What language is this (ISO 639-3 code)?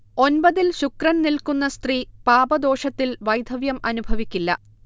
mal